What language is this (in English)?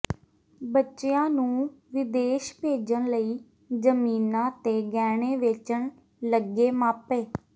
Punjabi